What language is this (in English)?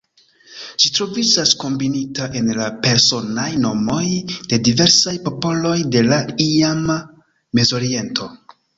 Esperanto